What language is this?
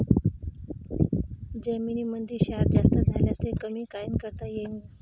Marathi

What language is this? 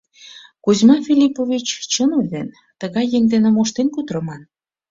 Mari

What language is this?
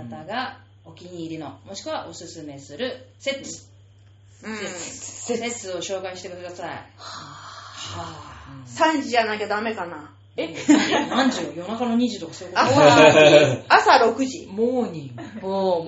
Japanese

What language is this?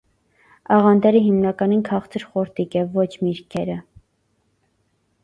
Armenian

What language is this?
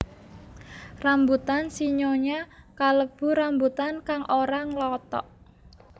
Javanese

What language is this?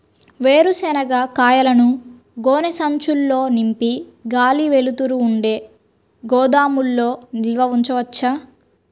Telugu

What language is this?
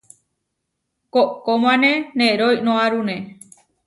Huarijio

